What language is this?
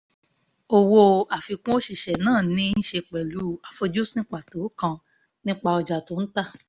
Yoruba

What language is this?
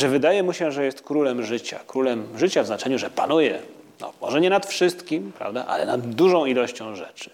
Polish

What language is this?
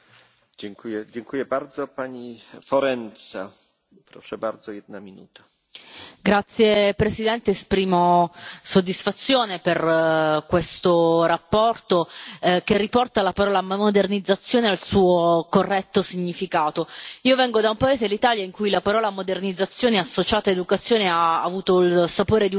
Italian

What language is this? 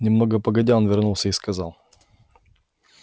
Russian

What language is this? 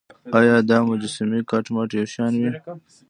Pashto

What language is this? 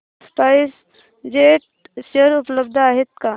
Marathi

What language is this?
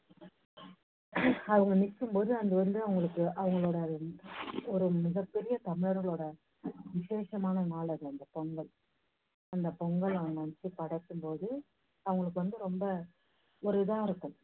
Tamil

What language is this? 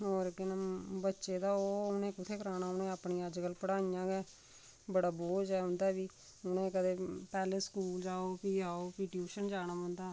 Dogri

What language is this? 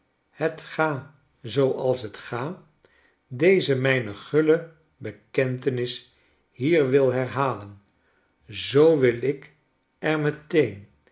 Dutch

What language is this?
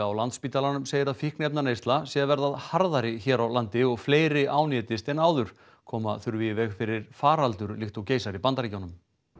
Icelandic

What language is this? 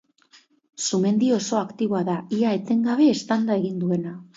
Basque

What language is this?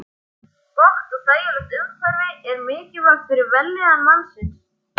Icelandic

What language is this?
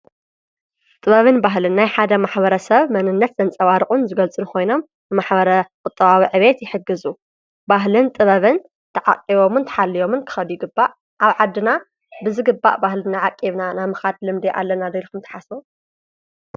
Tigrinya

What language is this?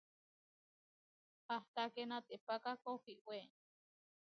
Huarijio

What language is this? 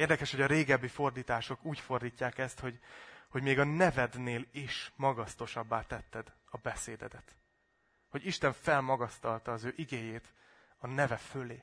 Hungarian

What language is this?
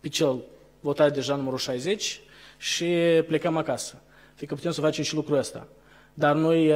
Romanian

